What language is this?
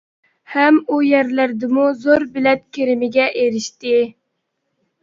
Uyghur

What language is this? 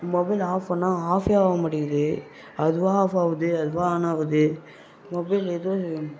Tamil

